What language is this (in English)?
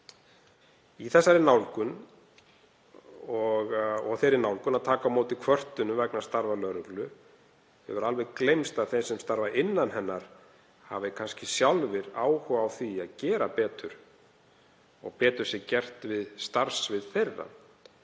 Icelandic